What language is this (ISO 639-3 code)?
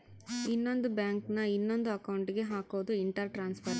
kan